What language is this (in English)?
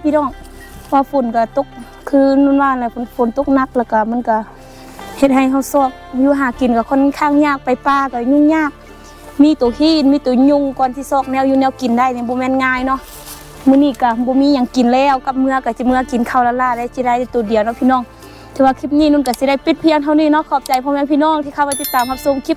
Thai